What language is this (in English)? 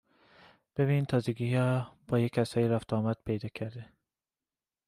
Persian